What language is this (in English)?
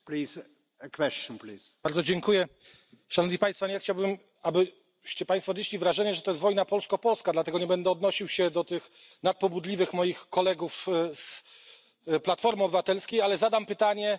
Polish